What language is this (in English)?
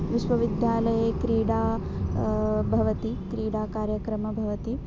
Sanskrit